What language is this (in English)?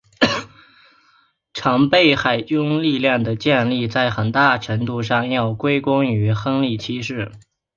Chinese